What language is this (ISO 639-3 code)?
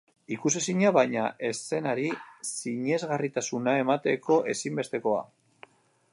eus